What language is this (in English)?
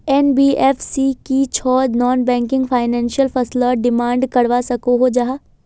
Magahi